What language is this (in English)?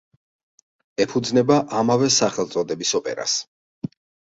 Georgian